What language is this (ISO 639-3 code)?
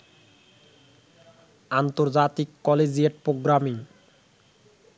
ben